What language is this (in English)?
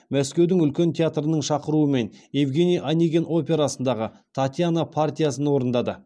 Kazakh